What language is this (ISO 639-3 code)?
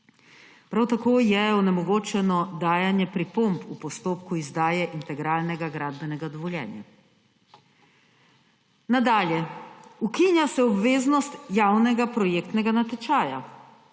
slv